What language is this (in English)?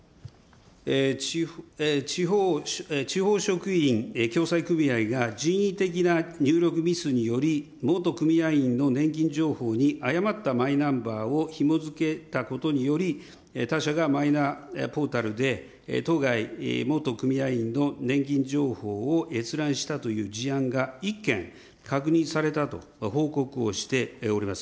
Japanese